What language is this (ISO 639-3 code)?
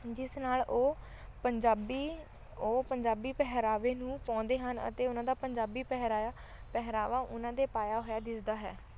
pan